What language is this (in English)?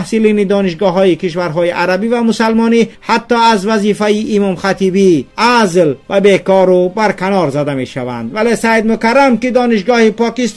Persian